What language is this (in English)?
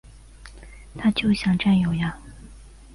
Chinese